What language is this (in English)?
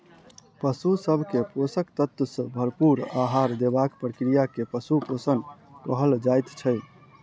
Maithili